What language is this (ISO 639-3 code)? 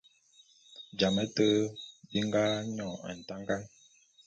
bum